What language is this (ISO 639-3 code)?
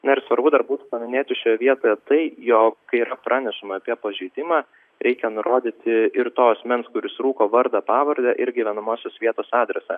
lit